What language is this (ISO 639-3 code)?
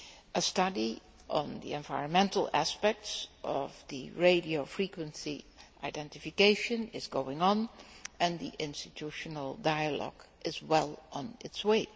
eng